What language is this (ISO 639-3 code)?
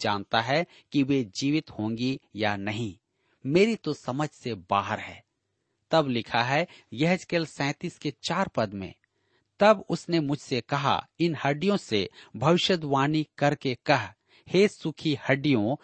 hin